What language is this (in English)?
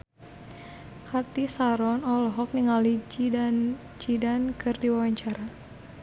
Sundanese